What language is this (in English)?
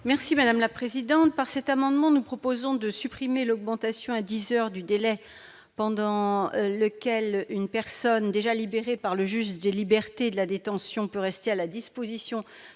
French